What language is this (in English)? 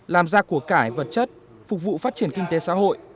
Vietnamese